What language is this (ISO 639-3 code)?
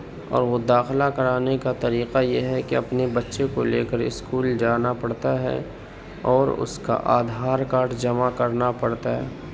urd